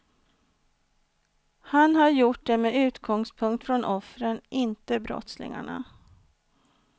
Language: Swedish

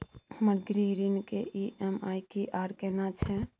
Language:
Maithili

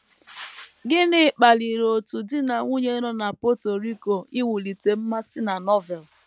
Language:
Igbo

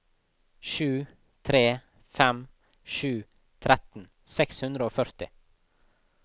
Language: Norwegian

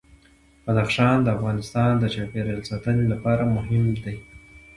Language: Pashto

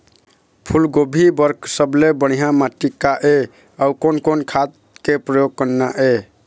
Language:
Chhattisgarhi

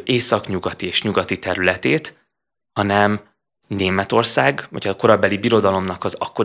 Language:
Hungarian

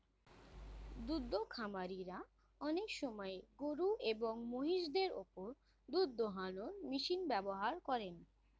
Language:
Bangla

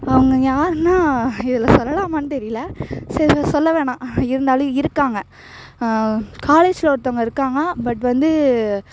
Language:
Tamil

